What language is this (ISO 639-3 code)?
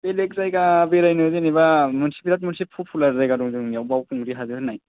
brx